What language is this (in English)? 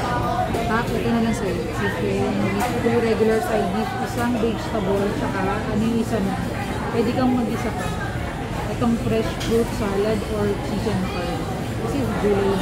Filipino